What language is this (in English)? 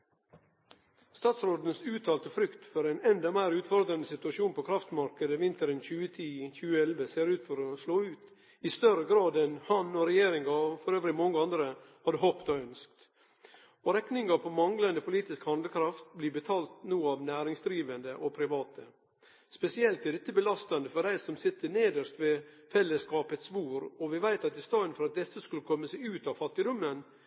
Norwegian